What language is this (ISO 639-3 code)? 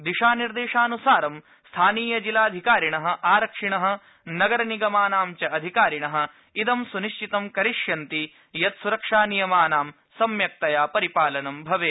san